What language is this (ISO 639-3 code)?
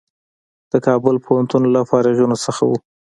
pus